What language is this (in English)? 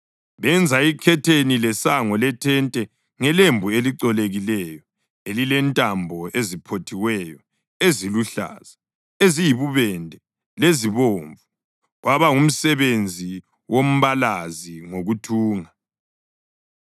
North Ndebele